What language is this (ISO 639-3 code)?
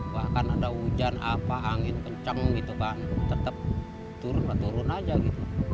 ind